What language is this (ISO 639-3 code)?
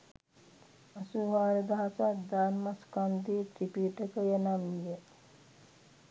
sin